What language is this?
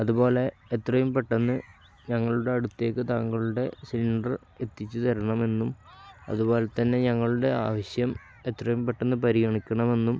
Malayalam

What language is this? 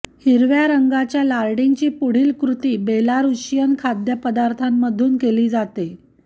Marathi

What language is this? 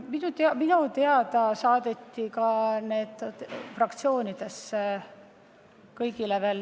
Estonian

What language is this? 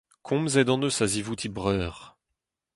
Breton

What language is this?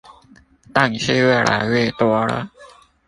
Chinese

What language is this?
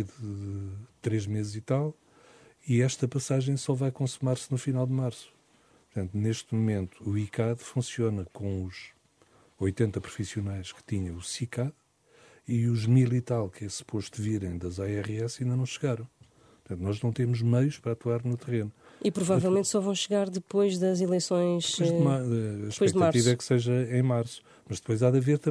Portuguese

